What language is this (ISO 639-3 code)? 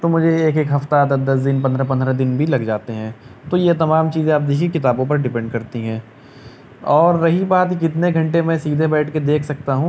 urd